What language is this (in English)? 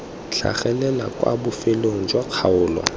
Tswana